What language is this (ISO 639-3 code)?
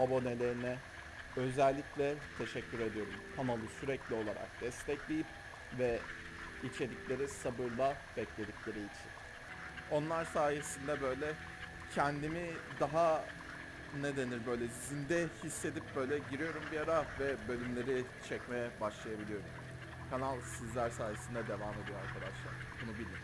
tur